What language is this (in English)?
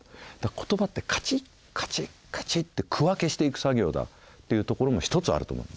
Japanese